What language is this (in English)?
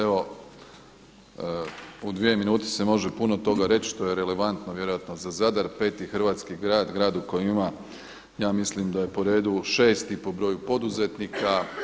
Croatian